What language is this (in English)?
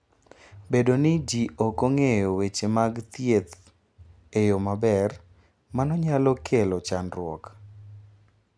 Luo (Kenya and Tanzania)